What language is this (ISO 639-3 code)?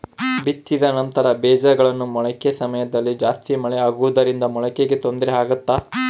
kan